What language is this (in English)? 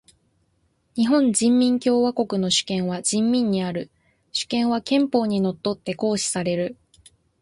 Japanese